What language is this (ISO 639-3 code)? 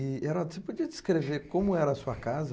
por